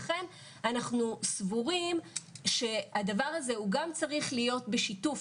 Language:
Hebrew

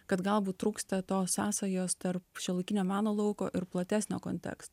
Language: Lithuanian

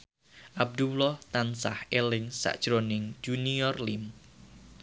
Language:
Javanese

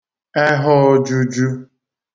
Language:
Igbo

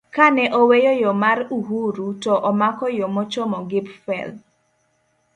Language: Luo (Kenya and Tanzania)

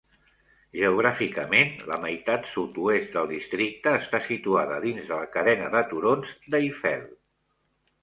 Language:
Catalan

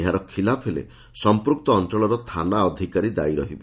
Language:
Odia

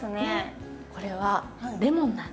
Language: Japanese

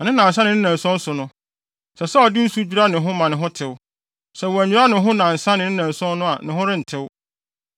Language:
Akan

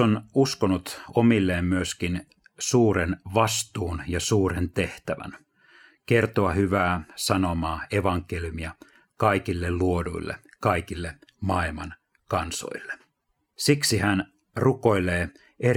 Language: Finnish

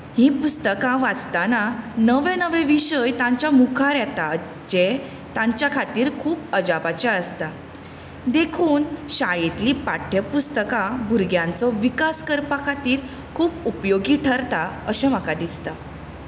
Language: Konkani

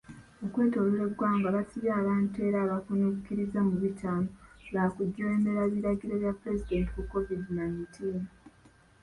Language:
Ganda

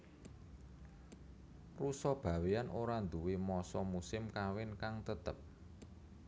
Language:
Javanese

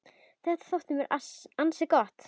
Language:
Icelandic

